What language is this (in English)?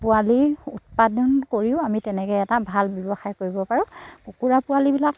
Assamese